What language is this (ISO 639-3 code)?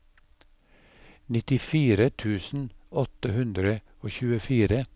nor